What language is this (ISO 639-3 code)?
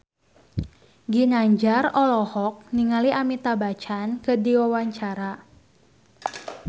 sun